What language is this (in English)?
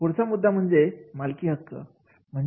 Marathi